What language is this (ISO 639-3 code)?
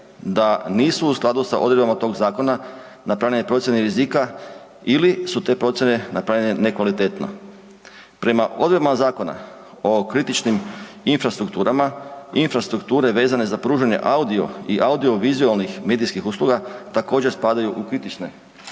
hrv